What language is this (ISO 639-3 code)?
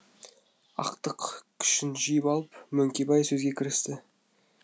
kaz